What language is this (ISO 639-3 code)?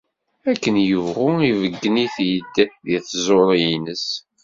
kab